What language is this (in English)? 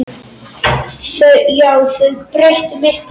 Icelandic